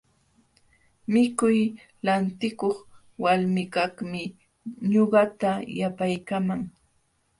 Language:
Jauja Wanca Quechua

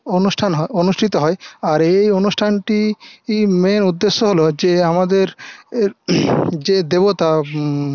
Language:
Bangla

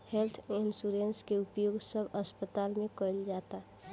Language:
Bhojpuri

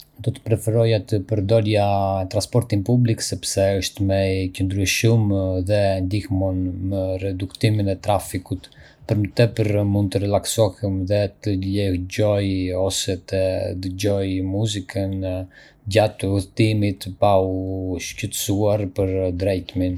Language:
Arbëreshë Albanian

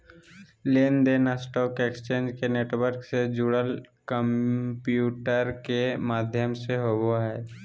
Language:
Magahi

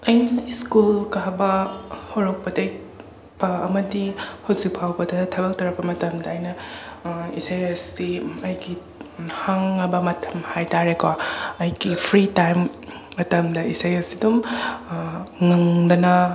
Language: Manipuri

